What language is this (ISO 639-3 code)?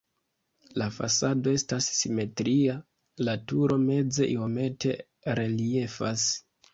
epo